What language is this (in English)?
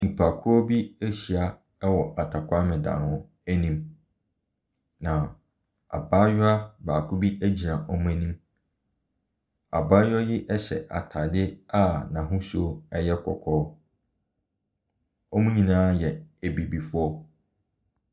Akan